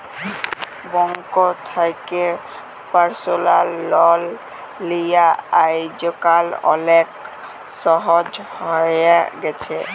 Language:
Bangla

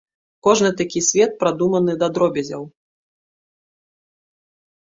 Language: Belarusian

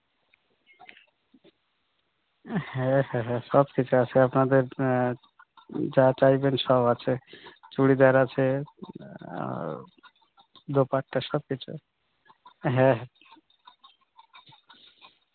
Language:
Bangla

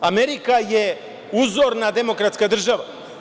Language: Serbian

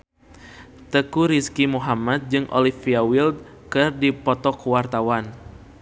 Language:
Sundanese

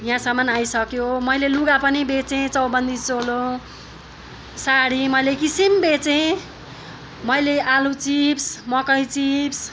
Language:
Nepali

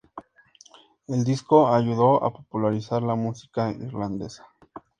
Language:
Spanish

